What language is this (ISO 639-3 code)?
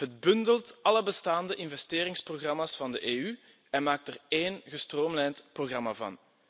nld